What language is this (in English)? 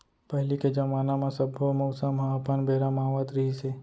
Chhattisgarhi